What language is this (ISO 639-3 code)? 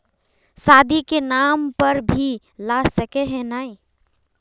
mag